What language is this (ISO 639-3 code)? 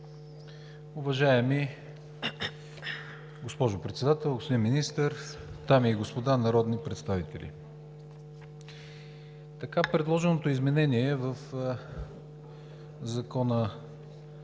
bul